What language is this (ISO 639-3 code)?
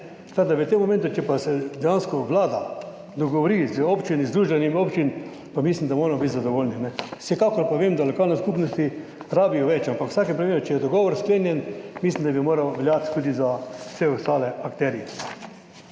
slv